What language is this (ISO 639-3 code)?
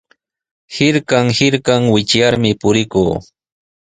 qws